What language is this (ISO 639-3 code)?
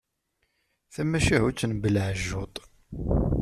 kab